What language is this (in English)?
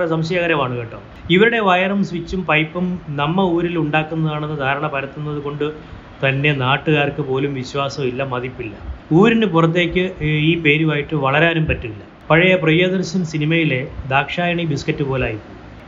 Malayalam